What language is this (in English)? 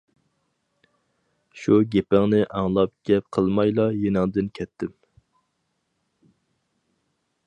Uyghur